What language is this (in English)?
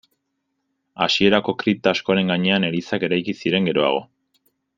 Basque